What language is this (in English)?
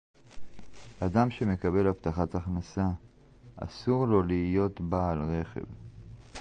Hebrew